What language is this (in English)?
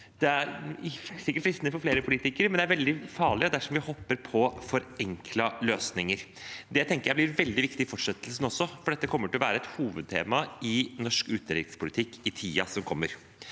Norwegian